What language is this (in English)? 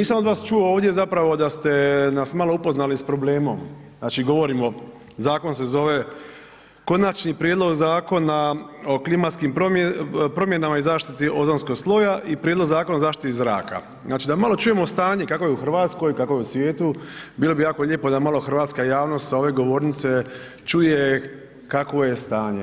Croatian